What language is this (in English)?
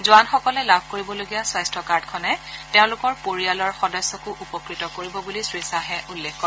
Assamese